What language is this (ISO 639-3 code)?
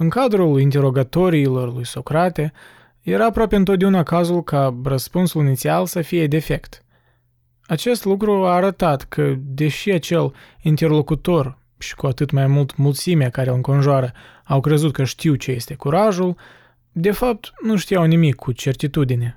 ron